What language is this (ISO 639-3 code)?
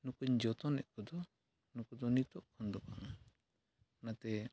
sat